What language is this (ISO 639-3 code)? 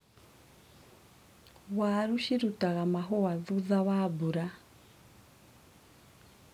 kik